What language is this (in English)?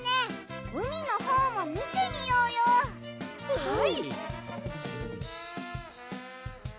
Japanese